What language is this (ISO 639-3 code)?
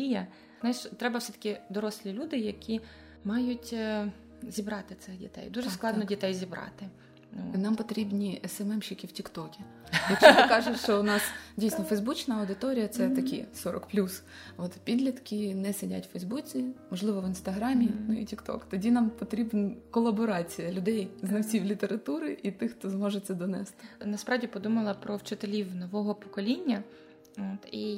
ukr